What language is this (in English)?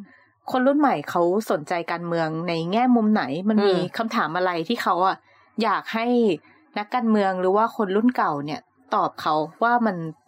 Thai